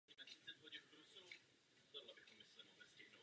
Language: Czech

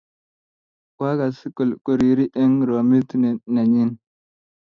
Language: Kalenjin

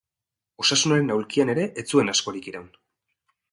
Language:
Basque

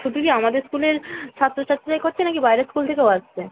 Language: Bangla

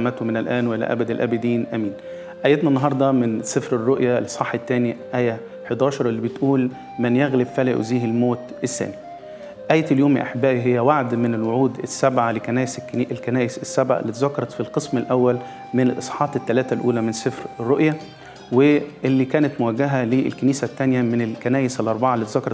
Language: Arabic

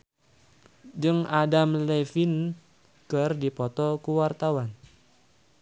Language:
Sundanese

